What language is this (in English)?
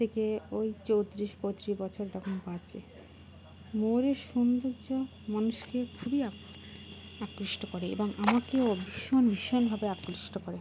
Bangla